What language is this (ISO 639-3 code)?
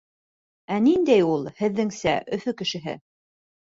bak